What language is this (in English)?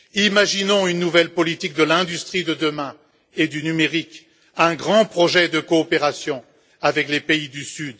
French